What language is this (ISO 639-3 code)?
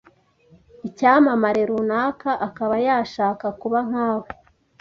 kin